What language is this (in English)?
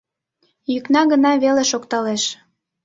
Mari